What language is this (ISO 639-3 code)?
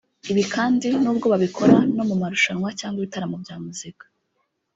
kin